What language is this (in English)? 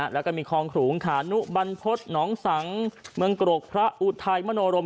Thai